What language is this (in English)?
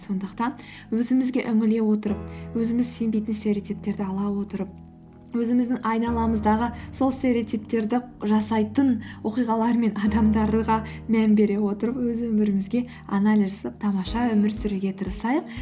Kazakh